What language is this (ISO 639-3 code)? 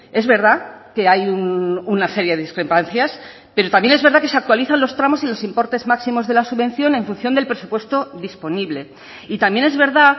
spa